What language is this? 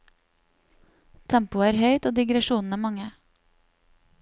Norwegian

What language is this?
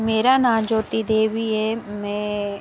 Dogri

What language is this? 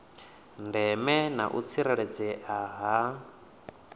Venda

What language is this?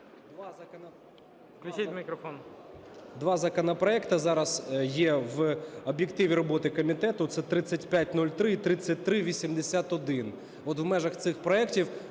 Ukrainian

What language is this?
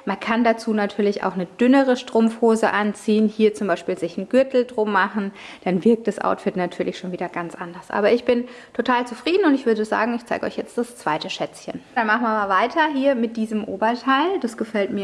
German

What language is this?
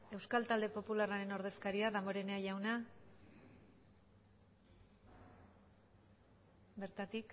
Basque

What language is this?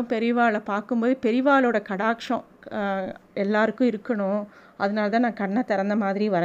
Tamil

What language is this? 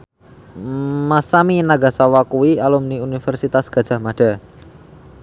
Javanese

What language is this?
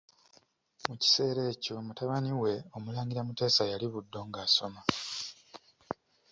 Ganda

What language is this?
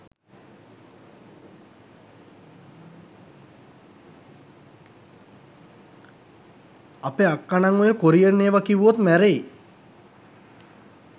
Sinhala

